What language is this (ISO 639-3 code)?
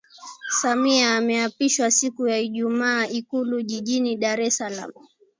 swa